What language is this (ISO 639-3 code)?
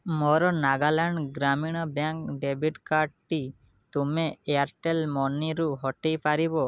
ori